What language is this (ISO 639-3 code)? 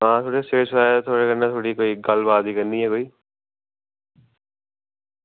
doi